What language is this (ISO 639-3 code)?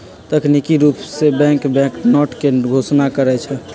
mag